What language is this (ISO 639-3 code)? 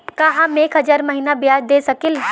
bho